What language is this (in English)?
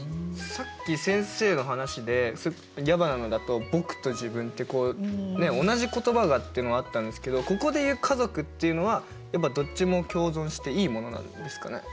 Japanese